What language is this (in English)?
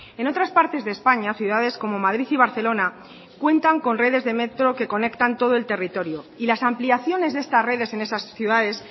Spanish